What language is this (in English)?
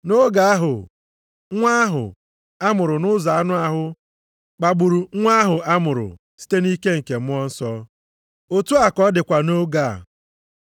Igbo